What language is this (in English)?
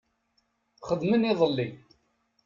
Kabyle